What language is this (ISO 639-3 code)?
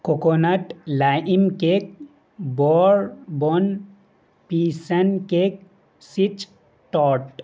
urd